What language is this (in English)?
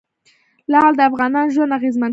Pashto